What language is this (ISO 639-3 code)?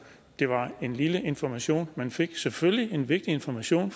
dan